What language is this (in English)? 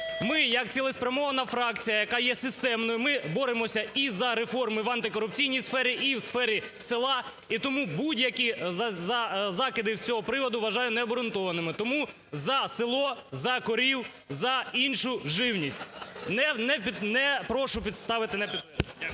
Ukrainian